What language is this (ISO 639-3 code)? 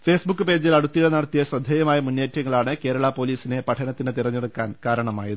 mal